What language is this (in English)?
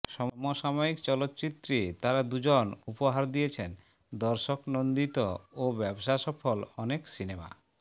Bangla